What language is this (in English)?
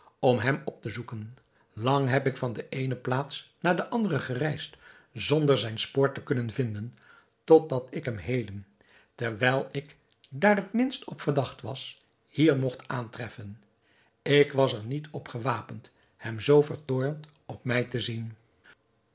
Dutch